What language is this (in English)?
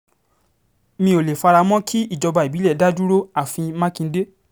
Yoruba